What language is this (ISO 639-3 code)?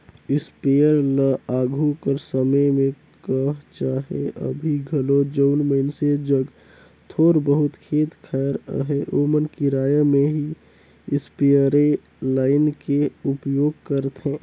hne